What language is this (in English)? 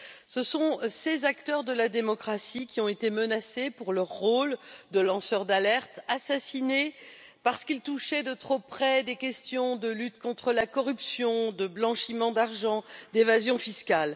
French